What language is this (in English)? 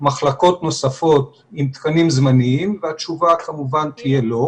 Hebrew